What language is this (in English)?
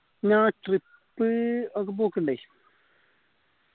Malayalam